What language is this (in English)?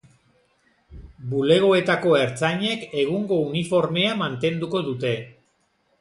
Basque